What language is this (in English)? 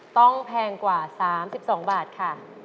Thai